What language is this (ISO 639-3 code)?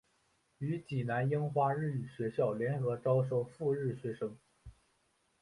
zho